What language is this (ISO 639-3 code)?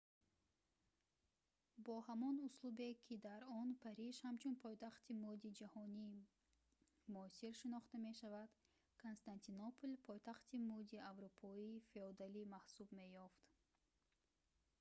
tgk